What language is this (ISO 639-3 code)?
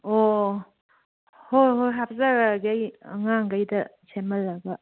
mni